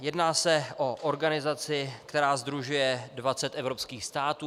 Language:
Czech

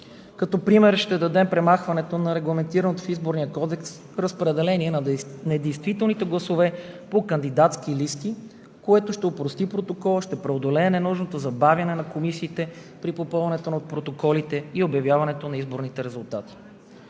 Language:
Bulgarian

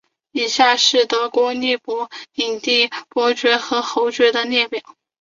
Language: Chinese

